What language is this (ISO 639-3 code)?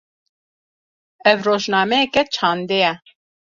kur